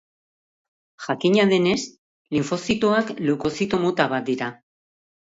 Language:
Basque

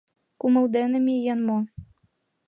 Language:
Mari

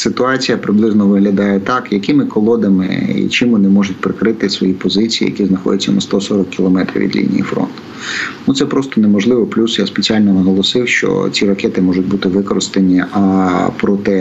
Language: Ukrainian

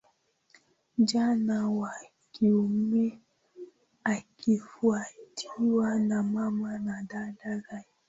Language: Swahili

